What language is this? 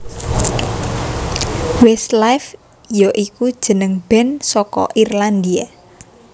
Javanese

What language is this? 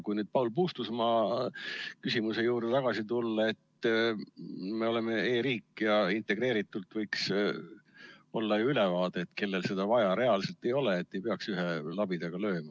Estonian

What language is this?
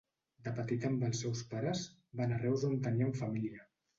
Catalan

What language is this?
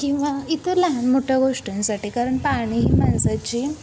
Marathi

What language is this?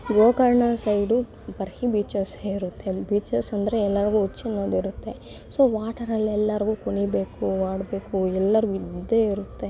Kannada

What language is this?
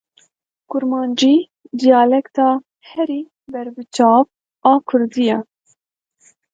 Kurdish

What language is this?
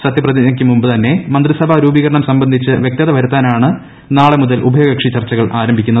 Malayalam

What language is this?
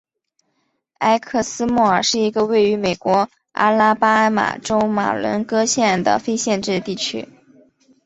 Chinese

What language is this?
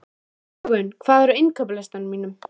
Icelandic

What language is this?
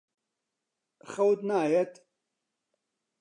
Central Kurdish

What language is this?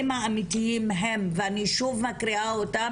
Hebrew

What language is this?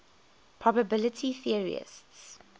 English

